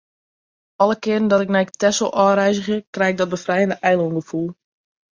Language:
Western Frisian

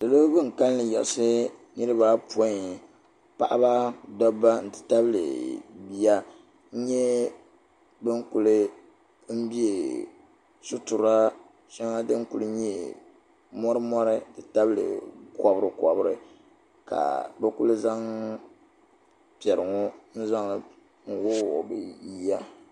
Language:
Dagbani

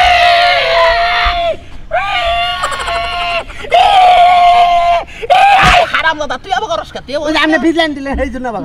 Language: Arabic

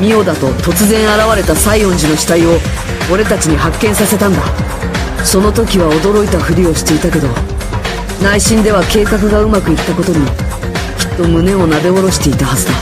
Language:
Japanese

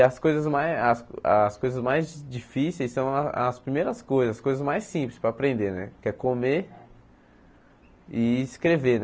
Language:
Portuguese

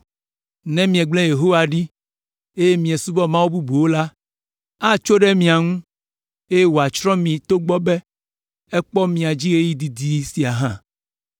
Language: Ewe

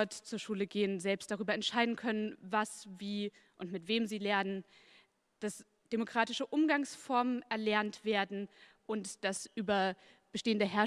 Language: German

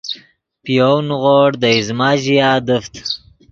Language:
Yidgha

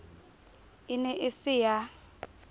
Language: Southern Sotho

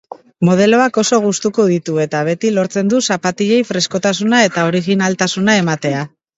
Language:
Basque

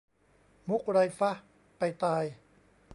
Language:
Thai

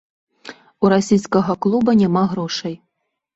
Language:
Belarusian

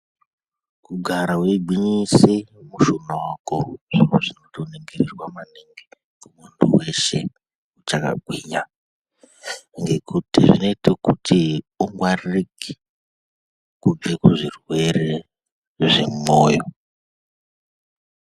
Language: Ndau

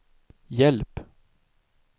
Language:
Swedish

